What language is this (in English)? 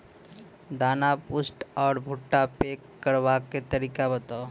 Maithili